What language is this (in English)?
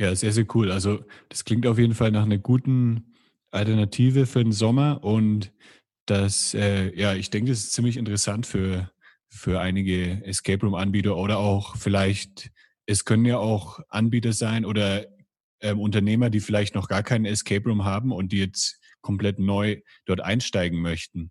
German